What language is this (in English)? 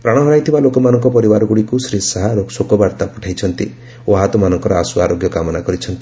Odia